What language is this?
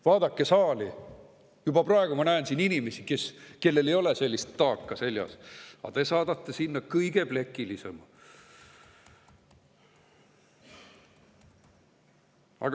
Estonian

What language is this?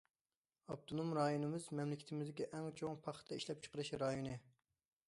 Uyghur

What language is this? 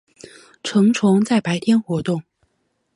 Chinese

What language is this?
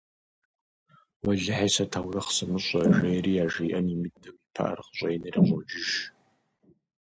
Kabardian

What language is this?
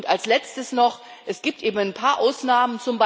German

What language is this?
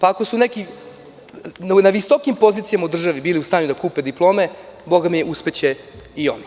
Serbian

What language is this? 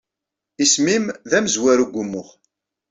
Kabyle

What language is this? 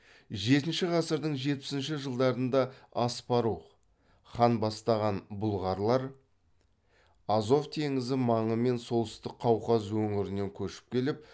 Kazakh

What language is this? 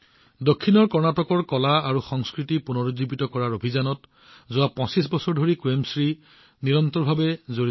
Assamese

